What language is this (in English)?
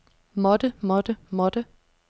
Danish